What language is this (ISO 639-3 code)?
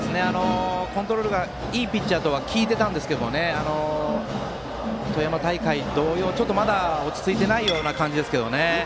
jpn